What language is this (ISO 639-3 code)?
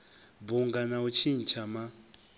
ven